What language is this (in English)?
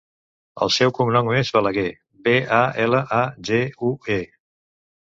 Catalan